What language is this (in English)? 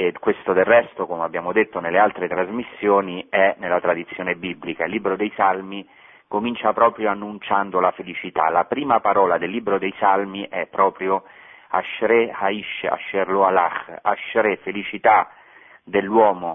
Italian